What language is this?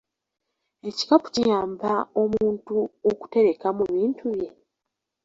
Ganda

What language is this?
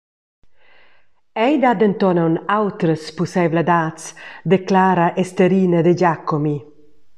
Romansh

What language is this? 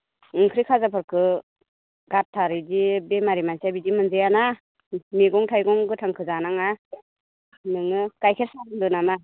Bodo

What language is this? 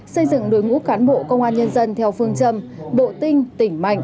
Vietnamese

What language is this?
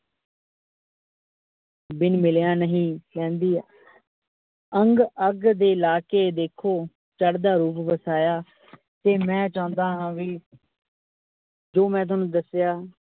Punjabi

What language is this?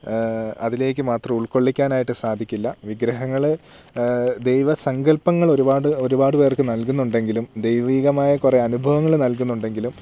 Malayalam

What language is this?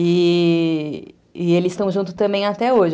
Portuguese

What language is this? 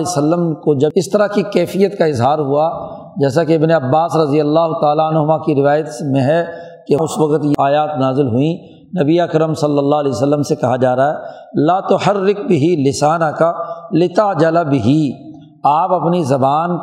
Urdu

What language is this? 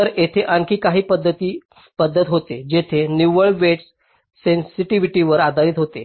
Marathi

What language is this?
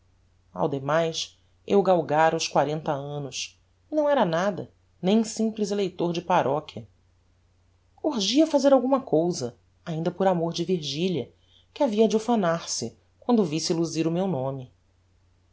Portuguese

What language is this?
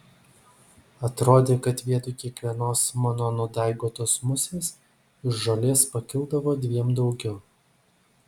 Lithuanian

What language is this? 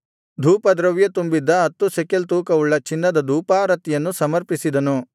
Kannada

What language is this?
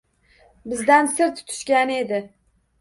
Uzbek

